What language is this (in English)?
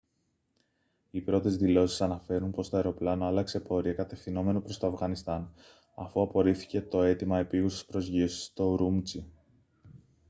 Greek